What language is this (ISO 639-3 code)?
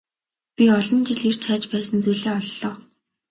mon